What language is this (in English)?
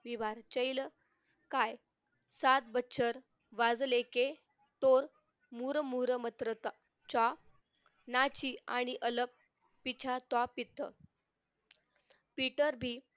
Marathi